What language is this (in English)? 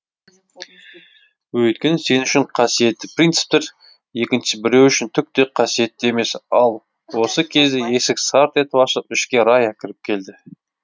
Kazakh